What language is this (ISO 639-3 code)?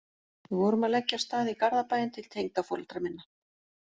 isl